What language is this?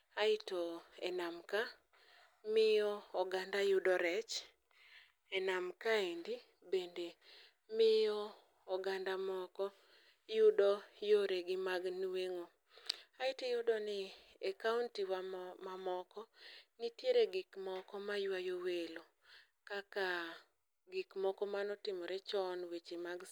Luo (Kenya and Tanzania)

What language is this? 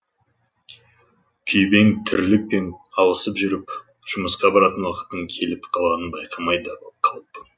Kazakh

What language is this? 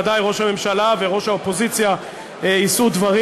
Hebrew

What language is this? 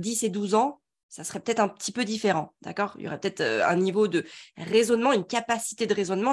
French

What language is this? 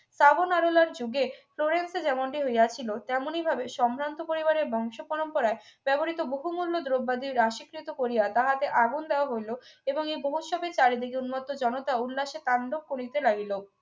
Bangla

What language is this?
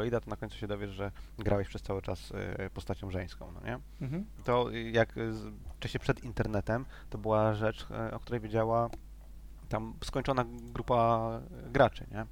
Polish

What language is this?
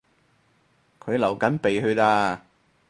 Cantonese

